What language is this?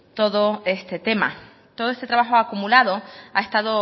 Spanish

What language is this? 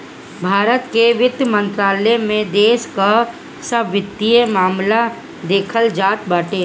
Bhojpuri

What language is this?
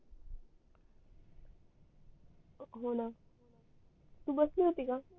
Marathi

